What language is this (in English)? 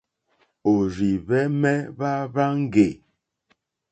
Mokpwe